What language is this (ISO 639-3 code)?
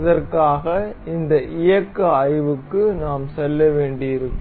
tam